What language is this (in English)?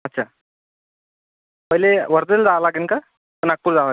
Marathi